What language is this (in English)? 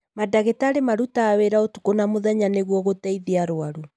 Kikuyu